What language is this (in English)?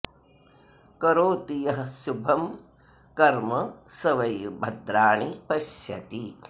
Sanskrit